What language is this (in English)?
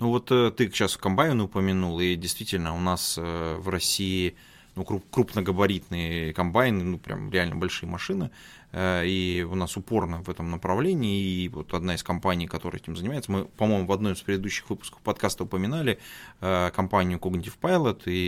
Russian